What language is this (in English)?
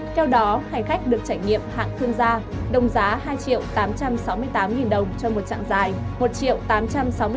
Vietnamese